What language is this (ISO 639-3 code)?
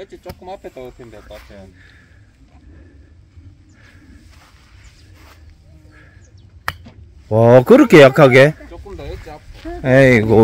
kor